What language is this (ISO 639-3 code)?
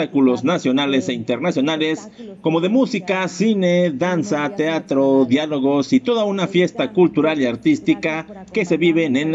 spa